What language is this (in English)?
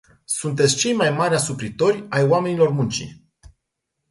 Romanian